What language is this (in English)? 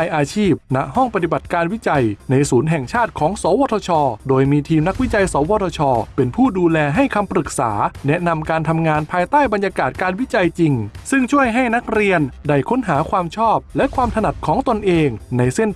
Thai